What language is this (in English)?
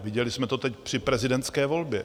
Czech